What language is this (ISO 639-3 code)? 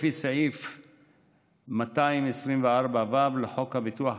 heb